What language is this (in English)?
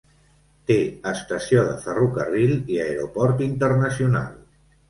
Catalan